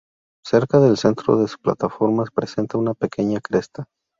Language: Spanish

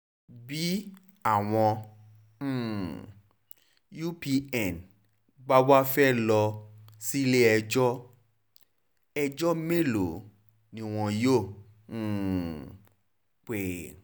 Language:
Yoruba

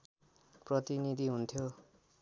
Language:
Nepali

